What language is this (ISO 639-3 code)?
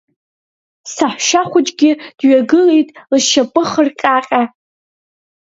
abk